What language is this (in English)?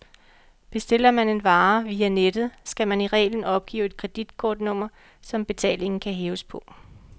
Danish